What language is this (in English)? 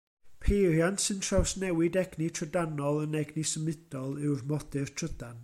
Welsh